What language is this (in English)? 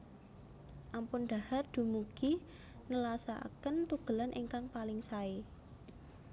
Javanese